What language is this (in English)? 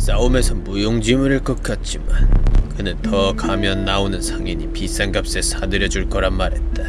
Korean